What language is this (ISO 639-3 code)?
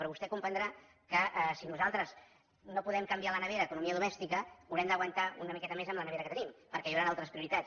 cat